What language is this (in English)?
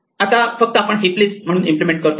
Marathi